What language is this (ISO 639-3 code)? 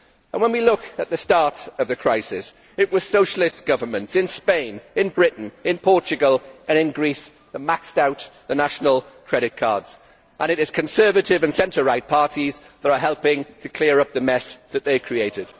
eng